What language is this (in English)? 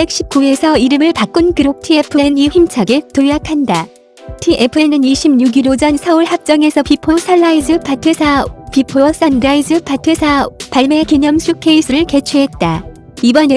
Korean